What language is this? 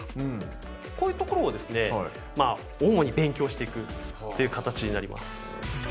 Japanese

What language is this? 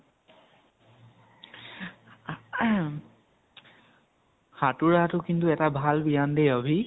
Assamese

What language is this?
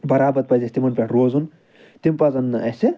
Kashmiri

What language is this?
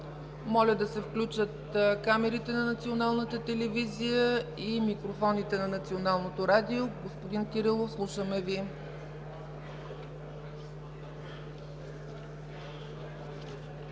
Bulgarian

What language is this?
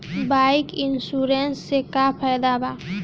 Bhojpuri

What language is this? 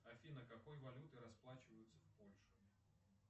Russian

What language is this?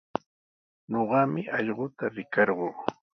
Sihuas Ancash Quechua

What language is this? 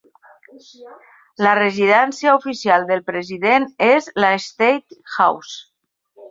Catalan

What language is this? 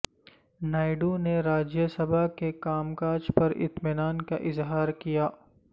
Urdu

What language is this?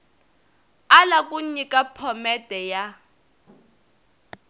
Tsonga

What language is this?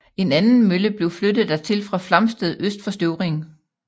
Danish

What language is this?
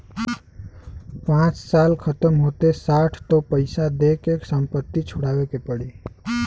Bhojpuri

